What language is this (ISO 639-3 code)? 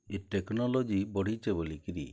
ori